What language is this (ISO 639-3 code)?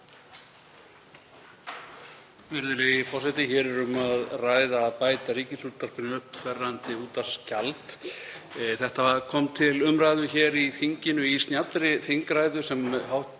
isl